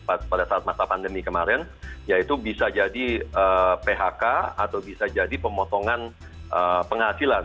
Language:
Indonesian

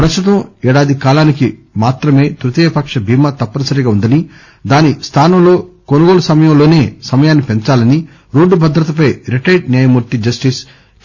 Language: Telugu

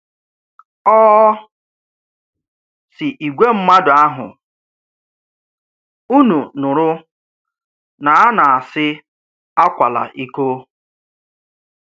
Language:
Igbo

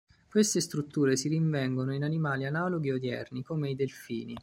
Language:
Italian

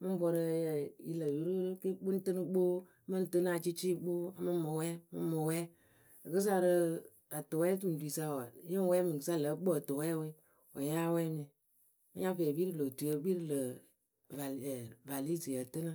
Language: Akebu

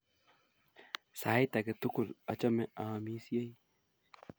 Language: Kalenjin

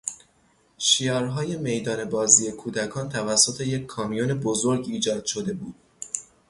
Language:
Persian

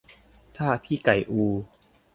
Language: Thai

